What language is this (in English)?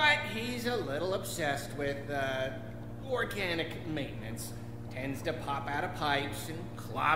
Swedish